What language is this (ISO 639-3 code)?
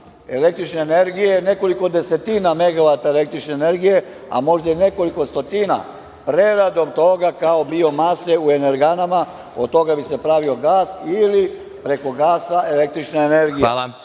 srp